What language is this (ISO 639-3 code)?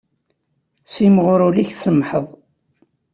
kab